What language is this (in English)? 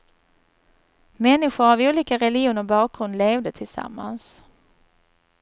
Swedish